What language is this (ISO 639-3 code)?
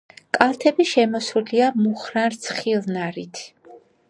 kat